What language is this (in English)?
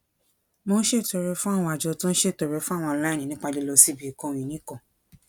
Yoruba